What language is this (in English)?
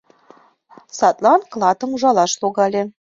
Mari